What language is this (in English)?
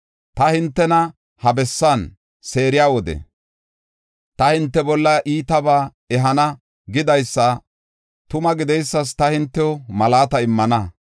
Gofa